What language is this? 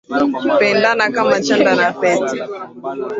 Swahili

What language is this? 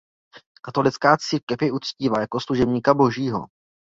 Czech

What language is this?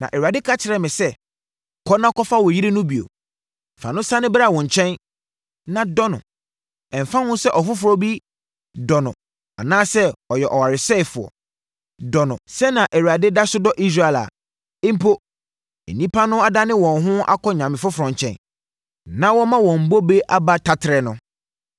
Akan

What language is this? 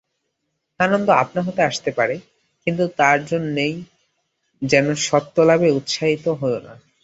Bangla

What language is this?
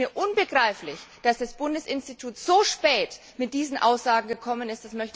German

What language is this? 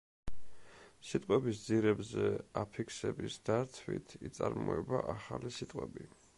Georgian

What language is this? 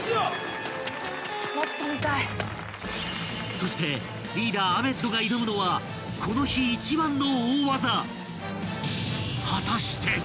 Japanese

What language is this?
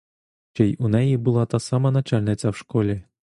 Ukrainian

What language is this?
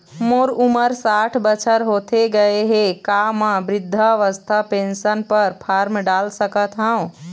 Chhattisgarhi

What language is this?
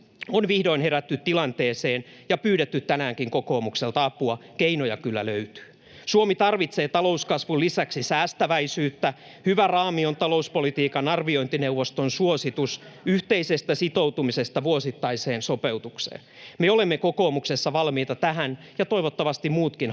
Finnish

